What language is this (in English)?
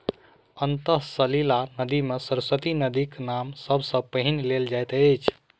Maithili